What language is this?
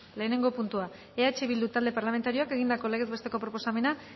Basque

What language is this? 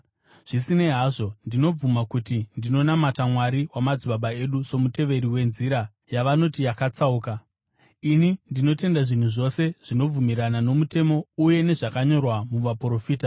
Shona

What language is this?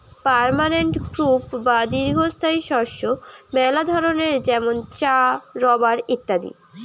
Bangla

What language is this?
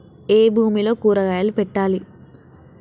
Telugu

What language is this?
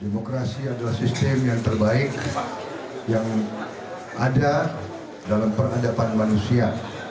Indonesian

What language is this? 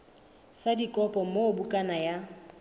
Southern Sotho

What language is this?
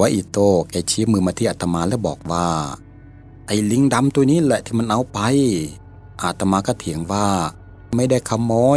Thai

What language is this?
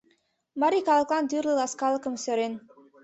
Mari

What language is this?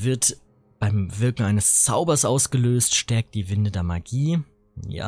German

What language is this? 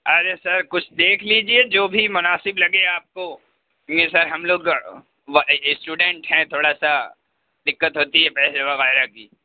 Urdu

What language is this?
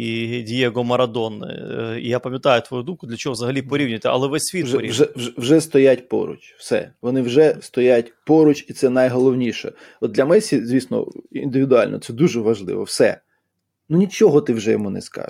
Ukrainian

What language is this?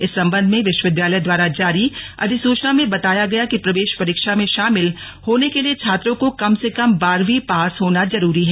Hindi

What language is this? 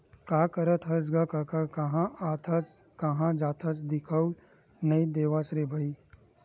Chhattisgarhi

